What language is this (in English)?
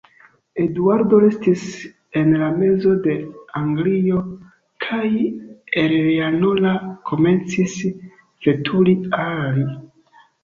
Esperanto